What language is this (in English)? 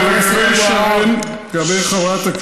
Hebrew